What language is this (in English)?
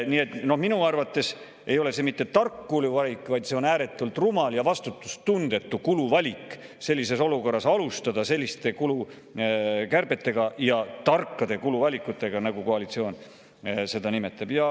Estonian